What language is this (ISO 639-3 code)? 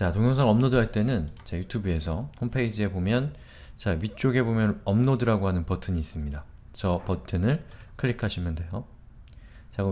kor